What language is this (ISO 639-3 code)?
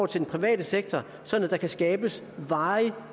dan